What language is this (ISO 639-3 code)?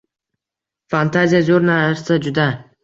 uzb